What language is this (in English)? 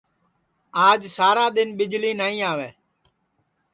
Sansi